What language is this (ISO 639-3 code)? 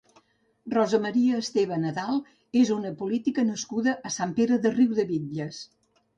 cat